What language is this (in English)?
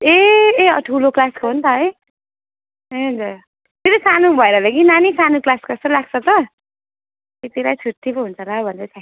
Nepali